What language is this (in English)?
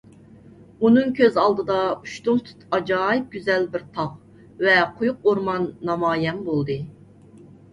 Uyghur